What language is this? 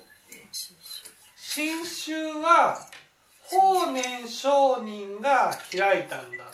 Japanese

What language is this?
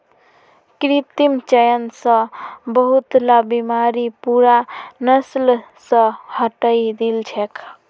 Magahi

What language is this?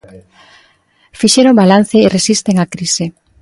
Galician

